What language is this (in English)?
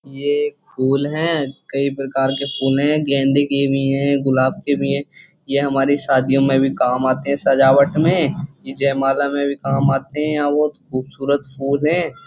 Hindi